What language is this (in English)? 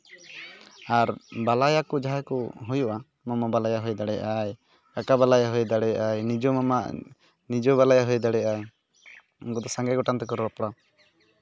Santali